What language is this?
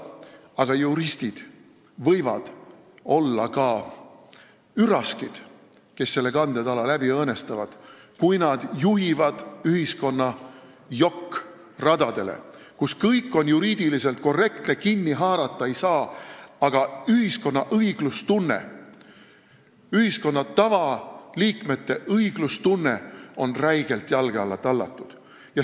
Estonian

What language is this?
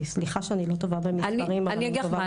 Hebrew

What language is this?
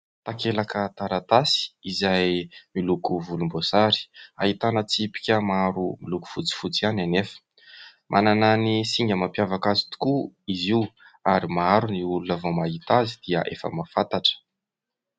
Malagasy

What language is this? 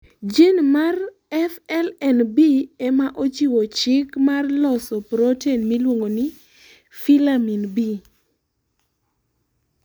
Luo (Kenya and Tanzania)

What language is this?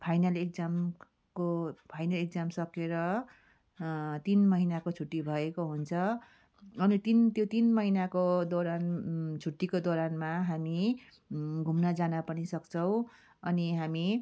Nepali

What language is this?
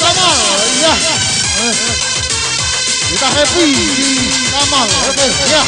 Indonesian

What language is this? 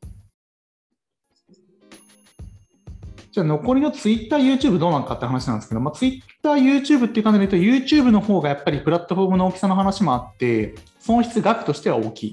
Japanese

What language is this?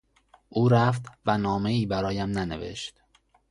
Persian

